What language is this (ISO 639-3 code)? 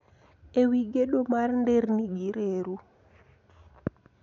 luo